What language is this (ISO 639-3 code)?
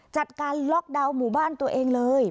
tha